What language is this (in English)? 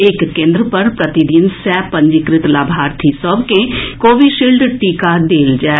Maithili